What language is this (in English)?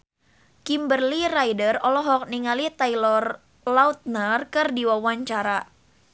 Sundanese